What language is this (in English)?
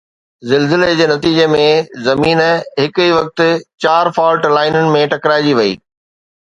Sindhi